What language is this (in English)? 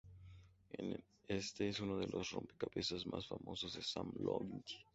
Spanish